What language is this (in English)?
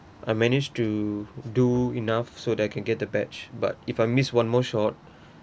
English